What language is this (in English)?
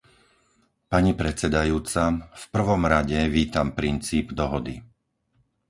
Slovak